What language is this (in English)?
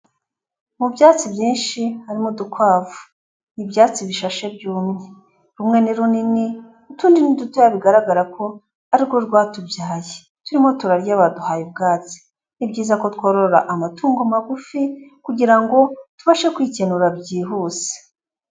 Kinyarwanda